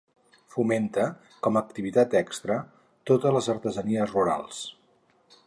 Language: Catalan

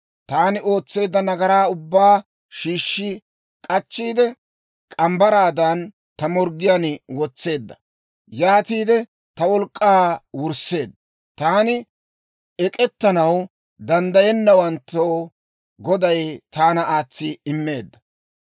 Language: Dawro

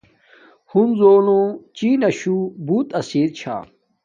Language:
Domaaki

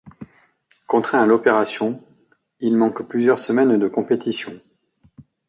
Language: French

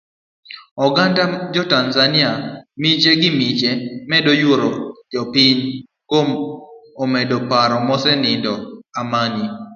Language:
Luo (Kenya and Tanzania)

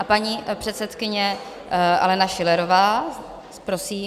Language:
Czech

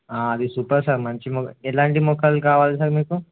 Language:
Telugu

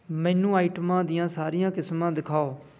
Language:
Punjabi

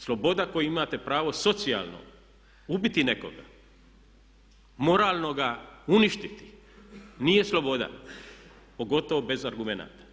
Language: Croatian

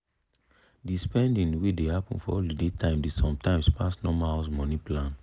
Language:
Nigerian Pidgin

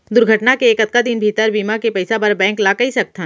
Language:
Chhattisgarhi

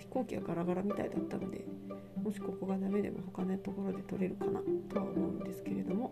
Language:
Japanese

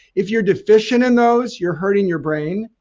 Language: English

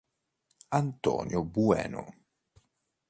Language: Italian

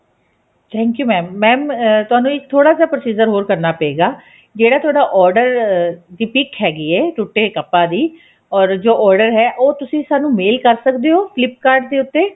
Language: Punjabi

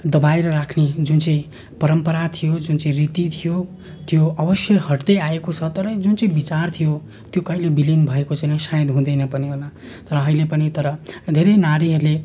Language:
Nepali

